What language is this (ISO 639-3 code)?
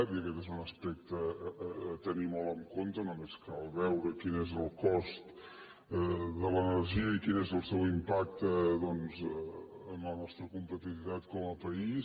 cat